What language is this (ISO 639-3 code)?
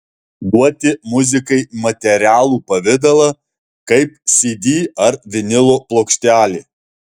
lit